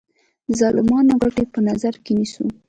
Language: Pashto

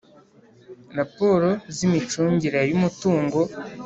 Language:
Kinyarwanda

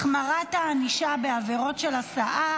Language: Hebrew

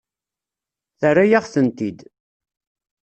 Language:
Kabyle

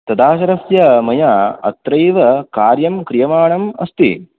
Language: Sanskrit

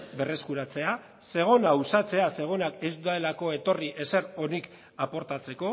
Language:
Basque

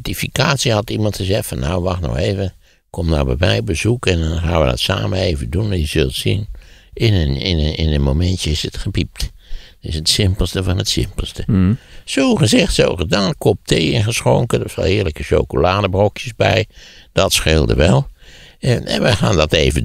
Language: Dutch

